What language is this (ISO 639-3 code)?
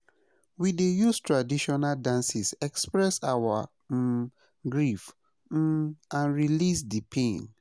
pcm